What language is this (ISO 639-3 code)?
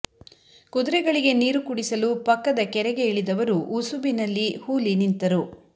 kan